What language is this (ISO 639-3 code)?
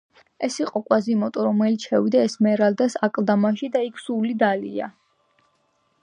kat